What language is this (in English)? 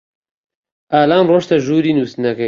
Central Kurdish